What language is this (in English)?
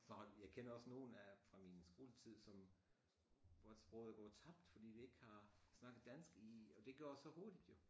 Danish